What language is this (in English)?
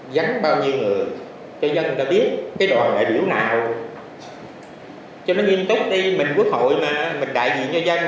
Vietnamese